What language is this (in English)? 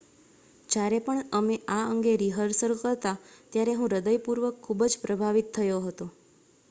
Gujarati